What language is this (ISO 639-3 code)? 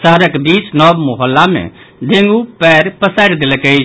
mai